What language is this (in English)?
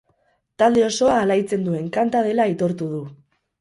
Basque